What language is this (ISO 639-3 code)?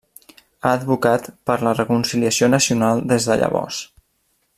cat